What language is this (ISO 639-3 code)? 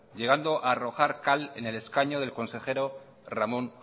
spa